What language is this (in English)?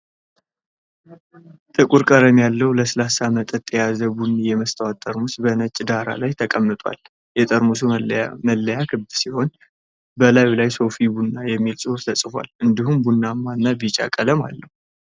Amharic